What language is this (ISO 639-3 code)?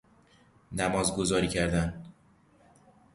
fas